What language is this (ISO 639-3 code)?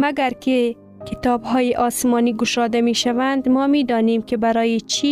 fas